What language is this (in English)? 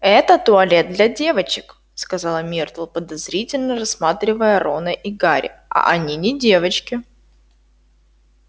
Russian